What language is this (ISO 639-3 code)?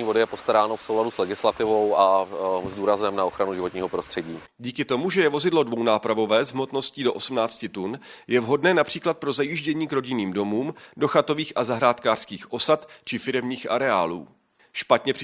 ces